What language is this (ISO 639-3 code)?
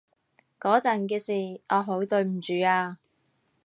yue